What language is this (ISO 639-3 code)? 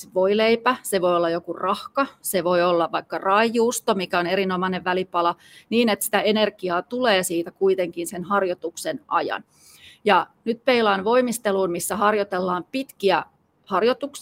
fin